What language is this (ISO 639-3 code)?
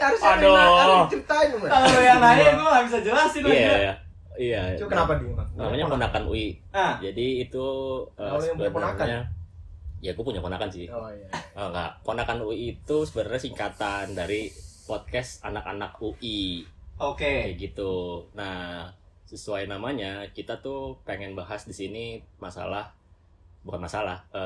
ind